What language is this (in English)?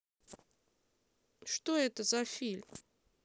Russian